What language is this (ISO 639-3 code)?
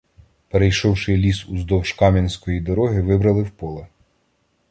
ukr